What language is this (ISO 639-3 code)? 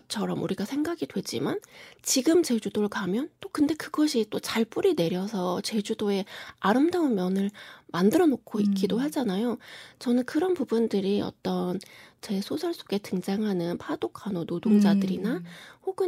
kor